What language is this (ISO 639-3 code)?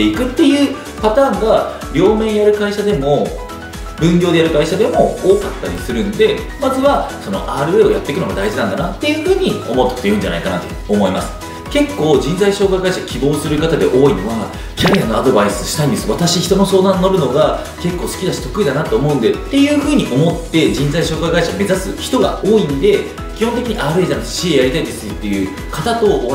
jpn